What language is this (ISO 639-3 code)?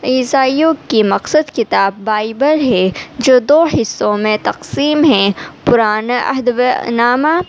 urd